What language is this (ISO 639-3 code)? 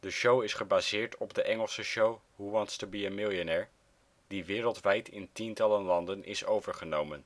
nld